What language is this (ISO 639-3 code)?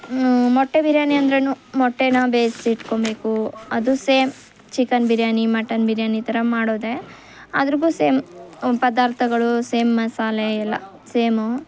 kan